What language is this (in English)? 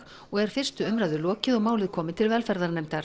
Icelandic